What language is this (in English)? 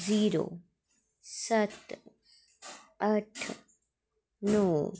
Dogri